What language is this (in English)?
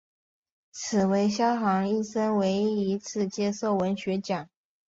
Chinese